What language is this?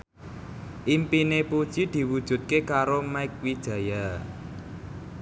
Javanese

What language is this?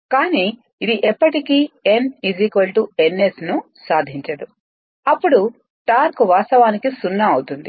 Telugu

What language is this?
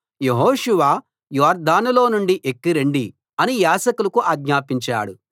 Telugu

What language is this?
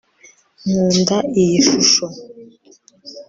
Kinyarwanda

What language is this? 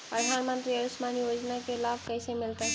Magahi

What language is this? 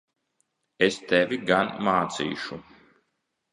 Latvian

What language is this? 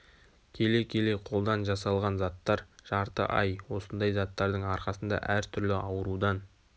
Kazakh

